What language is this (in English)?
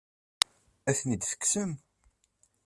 Kabyle